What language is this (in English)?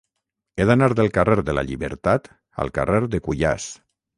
Catalan